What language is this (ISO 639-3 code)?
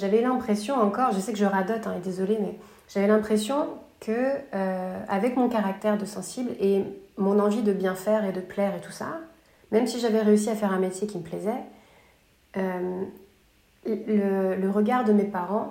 fra